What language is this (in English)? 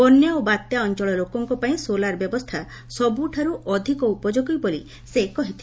Odia